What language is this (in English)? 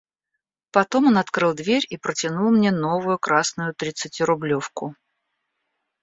Russian